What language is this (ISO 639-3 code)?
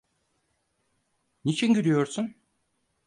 tur